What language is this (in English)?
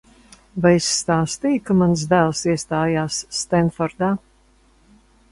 Latvian